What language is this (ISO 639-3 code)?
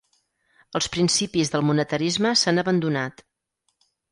cat